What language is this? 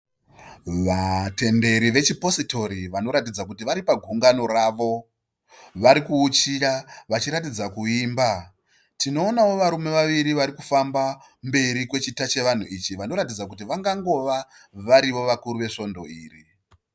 Shona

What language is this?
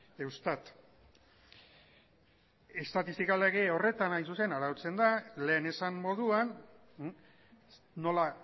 Basque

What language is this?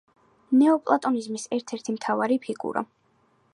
Georgian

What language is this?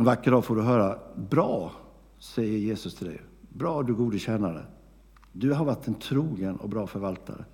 Swedish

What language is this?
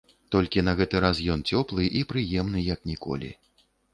Belarusian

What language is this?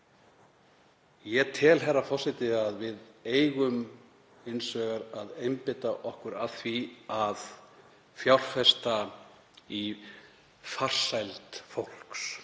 Icelandic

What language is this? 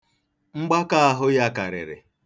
Igbo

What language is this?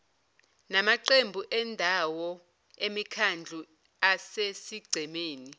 Zulu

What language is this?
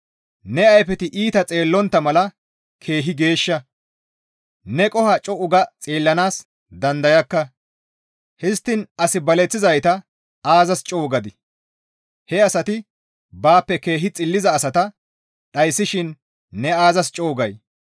Gamo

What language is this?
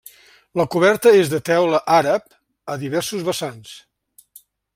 Catalan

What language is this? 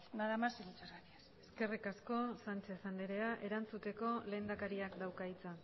Basque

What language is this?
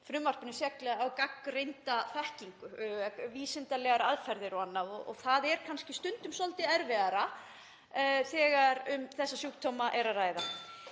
Icelandic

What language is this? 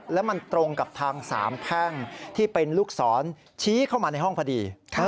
Thai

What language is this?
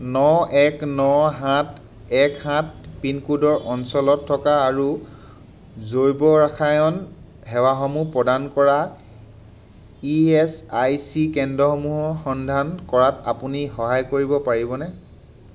Assamese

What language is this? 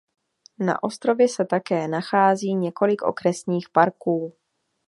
Czech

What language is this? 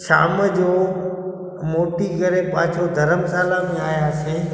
Sindhi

